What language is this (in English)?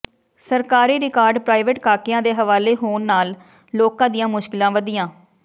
Punjabi